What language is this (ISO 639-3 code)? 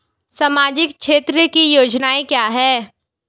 hin